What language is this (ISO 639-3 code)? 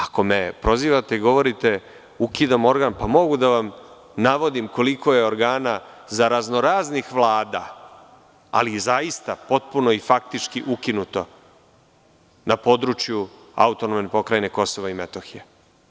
srp